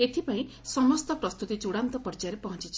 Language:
Odia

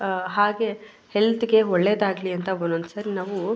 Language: Kannada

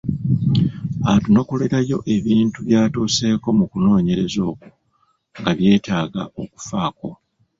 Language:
Ganda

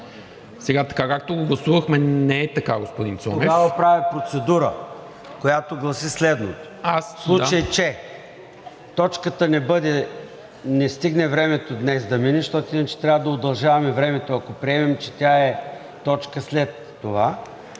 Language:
Bulgarian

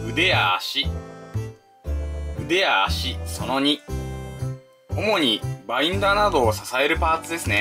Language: Japanese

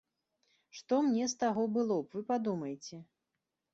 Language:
Belarusian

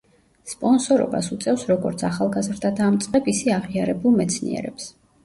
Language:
Georgian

